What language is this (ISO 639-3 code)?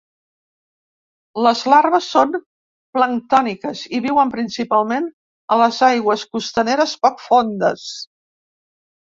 cat